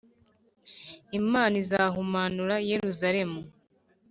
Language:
Kinyarwanda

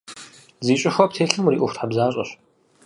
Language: Kabardian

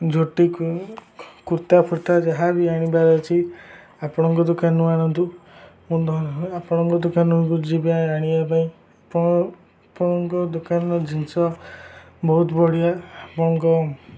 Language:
Odia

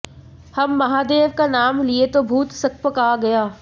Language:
Hindi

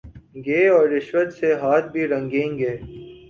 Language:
Urdu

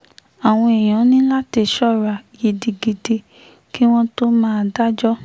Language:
Yoruba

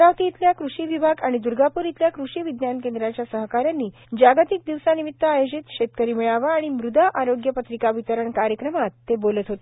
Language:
Marathi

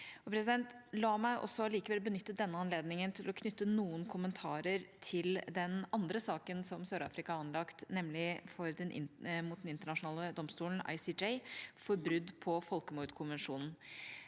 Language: Norwegian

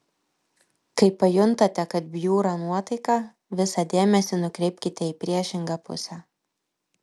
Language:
Lithuanian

